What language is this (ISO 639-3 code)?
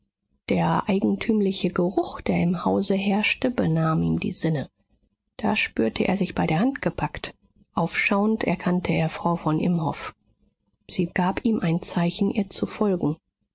deu